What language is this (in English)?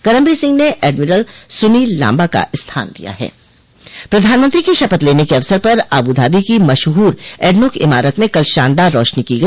Hindi